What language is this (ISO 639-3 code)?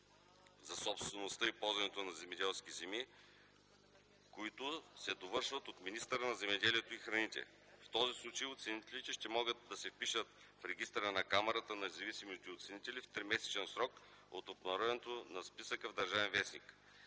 bul